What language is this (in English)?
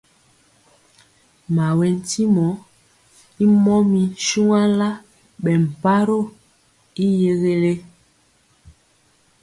Mpiemo